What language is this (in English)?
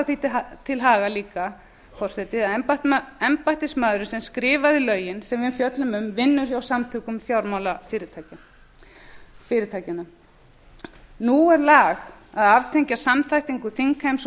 Icelandic